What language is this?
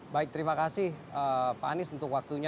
Indonesian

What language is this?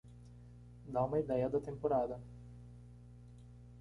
Portuguese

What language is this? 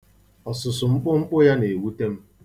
Igbo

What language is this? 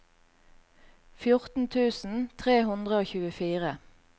Norwegian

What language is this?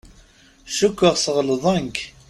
Kabyle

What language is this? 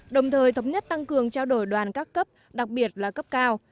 Vietnamese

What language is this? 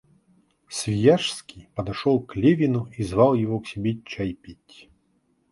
Russian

